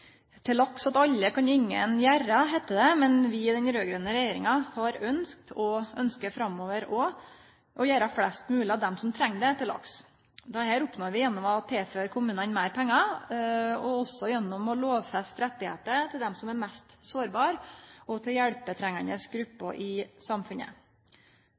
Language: Norwegian Nynorsk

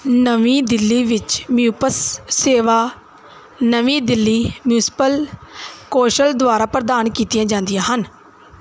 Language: Punjabi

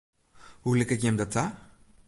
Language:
Western Frisian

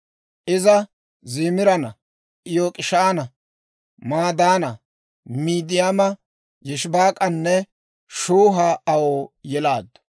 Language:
Dawro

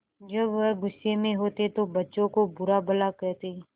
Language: Hindi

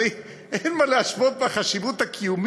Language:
Hebrew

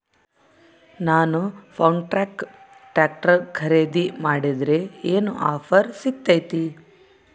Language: Kannada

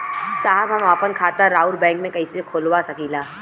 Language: Bhojpuri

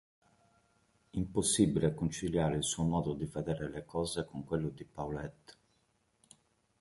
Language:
Italian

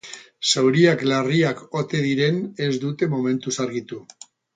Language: Basque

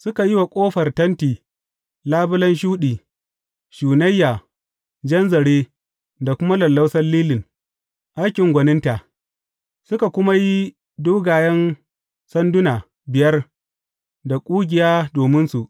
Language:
Hausa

